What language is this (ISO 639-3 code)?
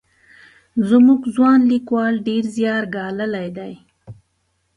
pus